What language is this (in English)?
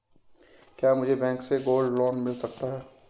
Hindi